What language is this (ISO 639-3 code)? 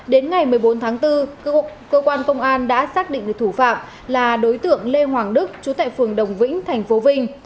vie